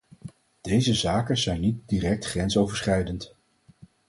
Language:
Dutch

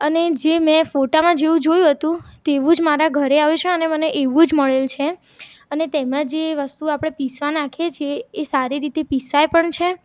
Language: Gujarati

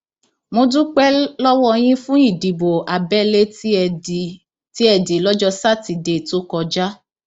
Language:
Yoruba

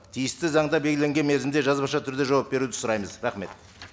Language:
Kazakh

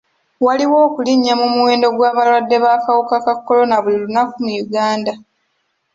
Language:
Ganda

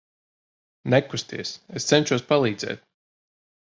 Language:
Latvian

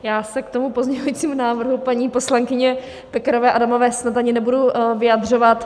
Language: Czech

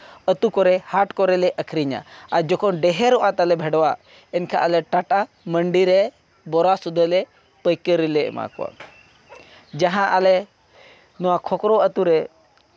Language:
Santali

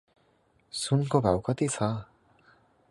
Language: Nepali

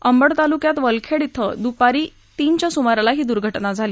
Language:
Marathi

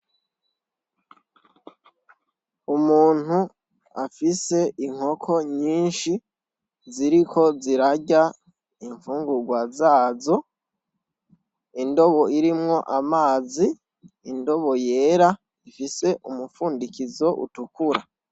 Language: Rundi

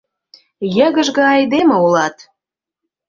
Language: Mari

